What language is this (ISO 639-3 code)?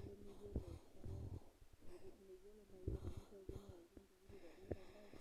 mas